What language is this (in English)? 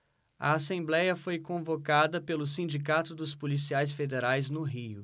Portuguese